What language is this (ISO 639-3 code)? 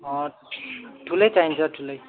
nep